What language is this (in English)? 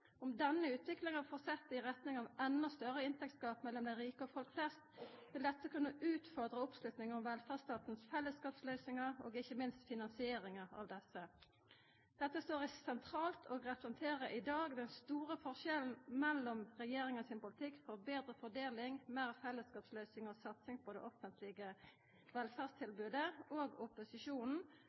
Norwegian Nynorsk